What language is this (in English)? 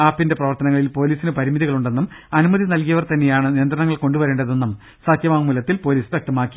Malayalam